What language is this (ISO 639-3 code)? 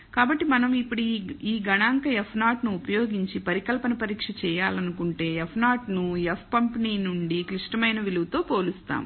tel